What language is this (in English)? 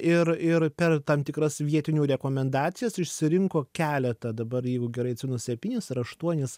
Lithuanian